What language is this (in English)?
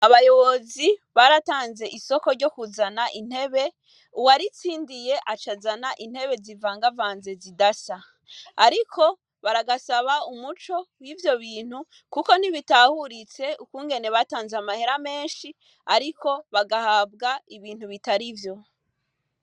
Rundi